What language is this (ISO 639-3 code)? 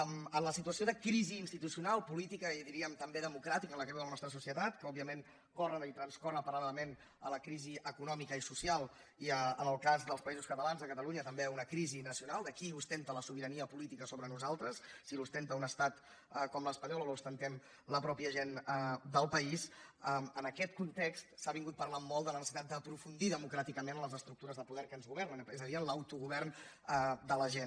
cat